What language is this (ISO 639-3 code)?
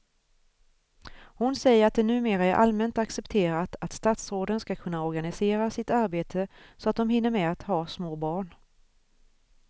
swe